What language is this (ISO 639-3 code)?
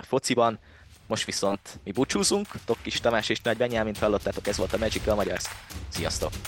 hun